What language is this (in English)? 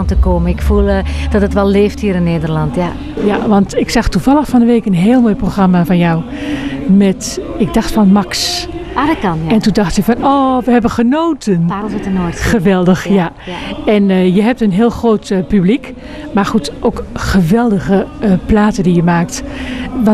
Dutch